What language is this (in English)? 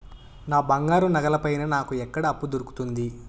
Telugu